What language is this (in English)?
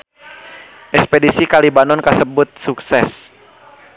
Sundanese